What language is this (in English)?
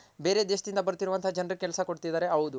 Kannada